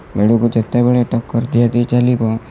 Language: Odia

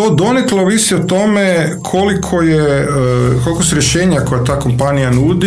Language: Croatian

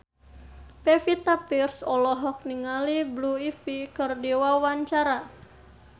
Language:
Sundanese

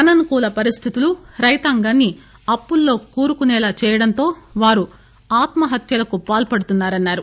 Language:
Telugu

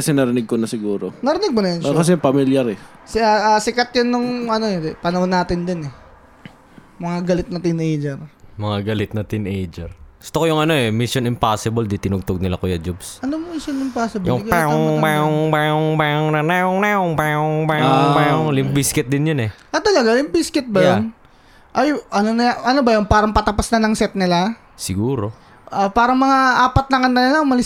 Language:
Filipino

